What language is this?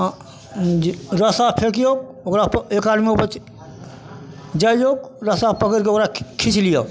Maithili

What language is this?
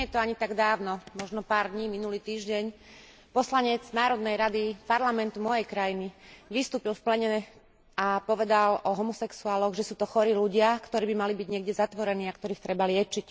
Slovak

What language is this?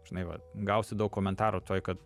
Lithuanian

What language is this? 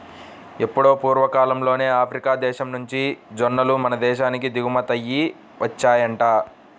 Telugu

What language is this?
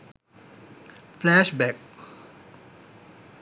Sinhala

